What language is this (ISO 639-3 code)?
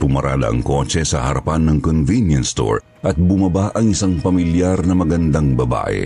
fil